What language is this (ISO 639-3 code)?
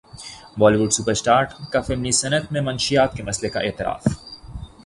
urd